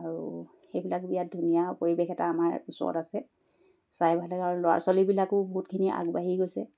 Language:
Assamese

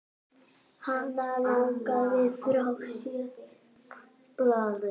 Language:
Icelandic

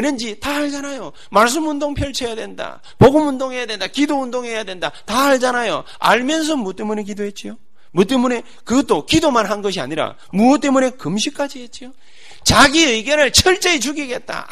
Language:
Korean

